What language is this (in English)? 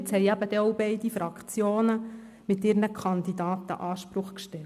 Swiss German